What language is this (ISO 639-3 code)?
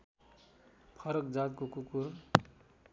nep